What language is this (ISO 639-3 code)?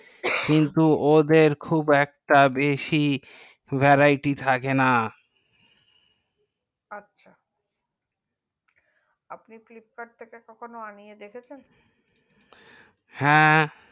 ben